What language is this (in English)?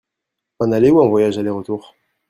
French